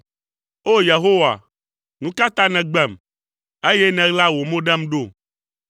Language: Ewe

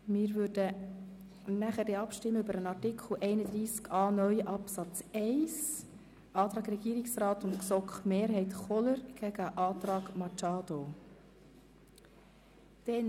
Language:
Swiss German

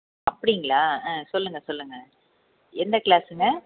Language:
Tamil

